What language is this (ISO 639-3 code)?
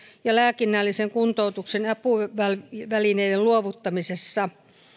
fin